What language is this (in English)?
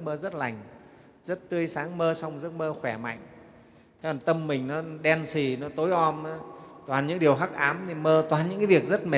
Vietnamese